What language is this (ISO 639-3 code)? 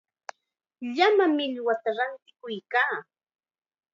qxa